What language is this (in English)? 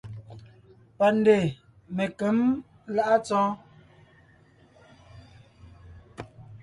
Ngiemboon